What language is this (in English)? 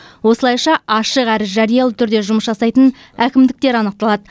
Kazakh